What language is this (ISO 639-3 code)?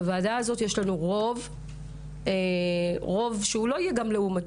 heb